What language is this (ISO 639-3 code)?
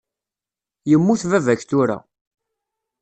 kab